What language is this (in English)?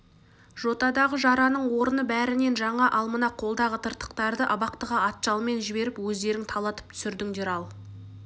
Kazakh